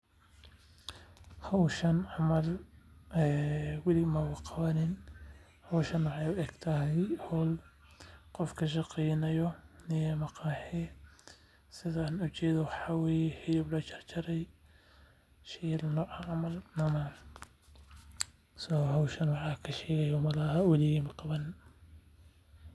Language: Somali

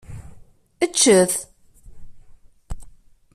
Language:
Kabyle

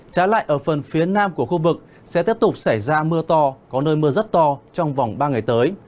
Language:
Vietnamese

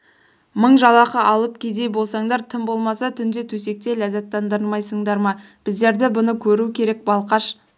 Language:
Kazakh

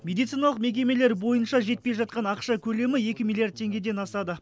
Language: Kazakh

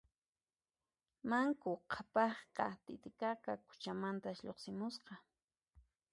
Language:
Puno Quechua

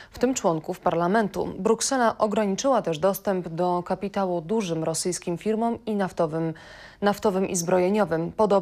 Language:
Polish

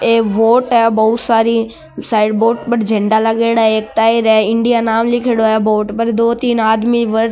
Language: Marwari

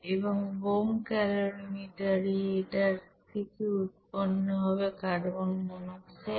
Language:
Bangla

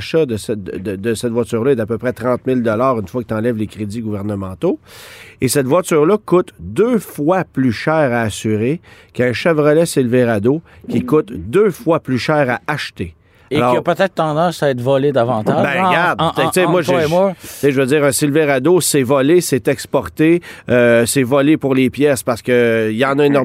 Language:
French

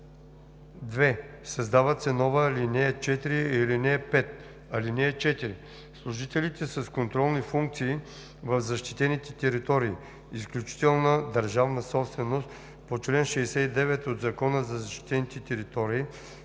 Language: Bulgarian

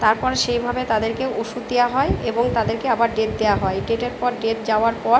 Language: Bangla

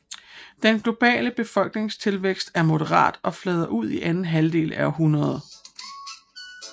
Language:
Danish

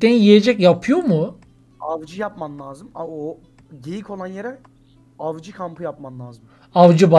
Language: Turkish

